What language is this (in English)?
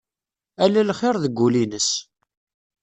Kabyle